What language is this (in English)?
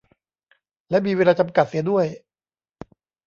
Thai